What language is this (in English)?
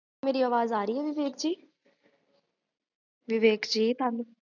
Punjabi